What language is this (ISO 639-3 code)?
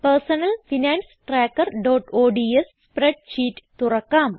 mal